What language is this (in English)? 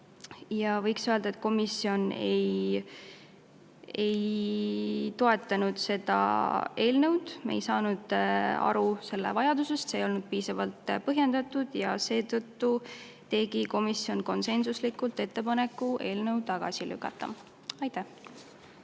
Estonian